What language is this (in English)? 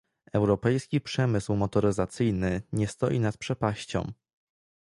Polish